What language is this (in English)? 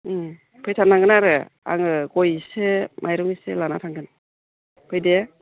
Bodo